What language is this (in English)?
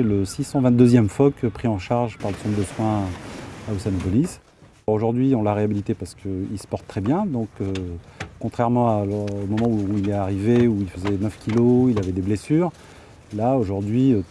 French